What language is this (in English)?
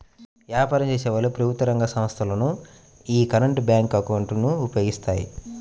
Telugu